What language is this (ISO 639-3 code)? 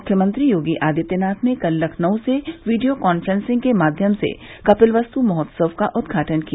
hin